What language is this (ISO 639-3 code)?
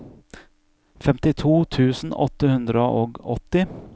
nor